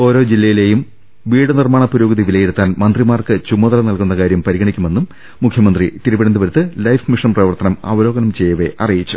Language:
Malayalam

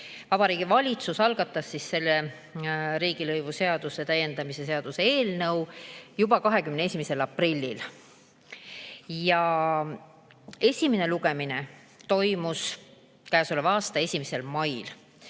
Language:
Estonian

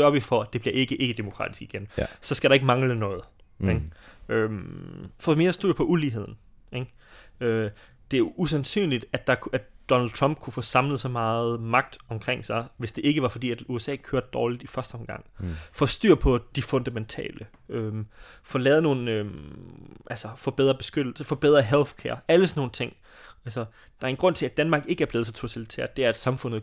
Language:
Danish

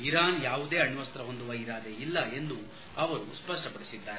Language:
Kannada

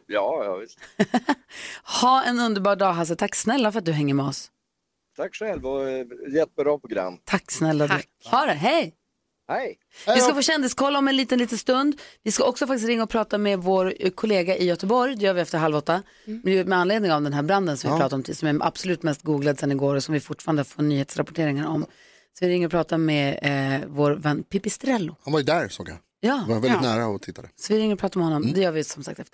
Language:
Swedish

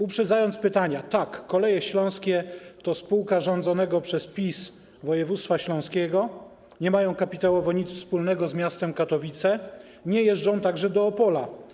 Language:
Polish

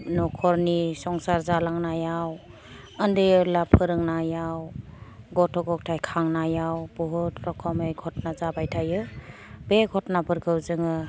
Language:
Bodo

